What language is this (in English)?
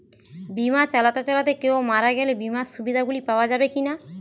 Bangla